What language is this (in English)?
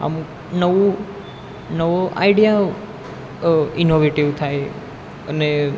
Gujarati